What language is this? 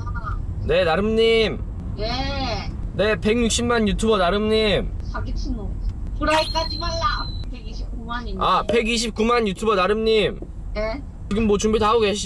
Korean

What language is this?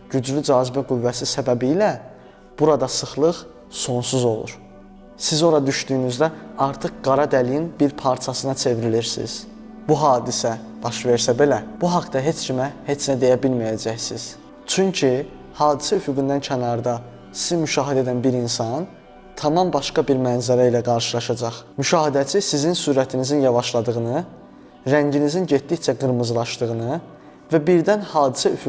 Turkish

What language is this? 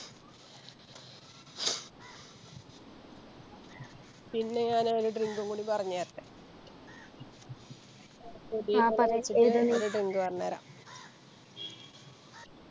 Malayalam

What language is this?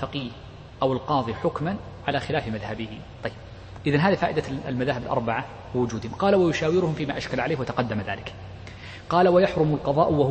Arabic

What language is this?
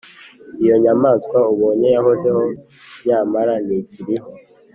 Kinyarwanda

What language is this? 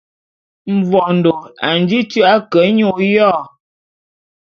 Bulu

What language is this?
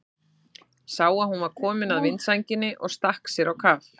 Icelandic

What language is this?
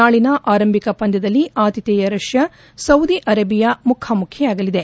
Kannada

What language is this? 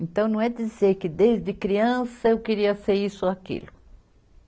Portuguese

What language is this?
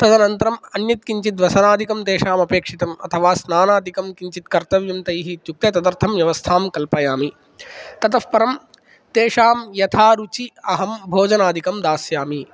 Sanskrit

